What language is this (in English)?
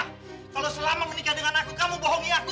Indonesian